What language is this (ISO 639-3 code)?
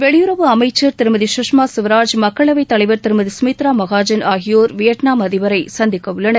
tam